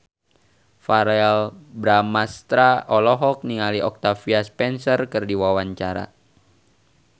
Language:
Sundanese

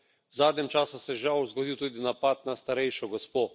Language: Slovenian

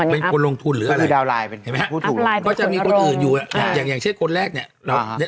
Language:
Thai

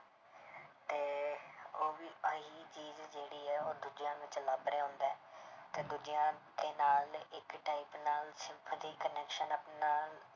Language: Punjabi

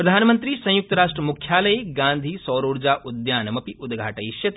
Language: Sanskrit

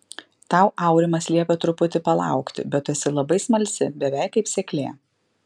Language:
Lithuanian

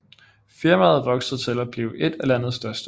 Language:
Danish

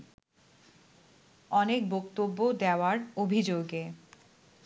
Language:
Bangla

